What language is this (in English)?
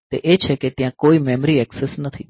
Gujarati